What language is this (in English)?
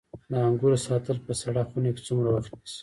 Pashto